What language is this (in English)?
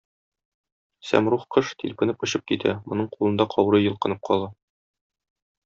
Tatar